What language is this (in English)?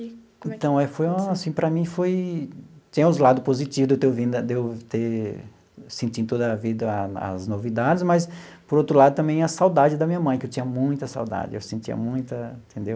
Portuguese